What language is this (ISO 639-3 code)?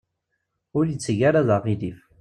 kab